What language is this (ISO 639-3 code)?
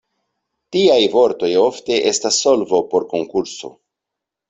epo